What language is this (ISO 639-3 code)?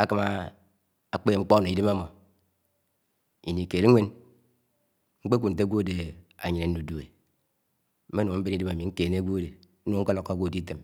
anw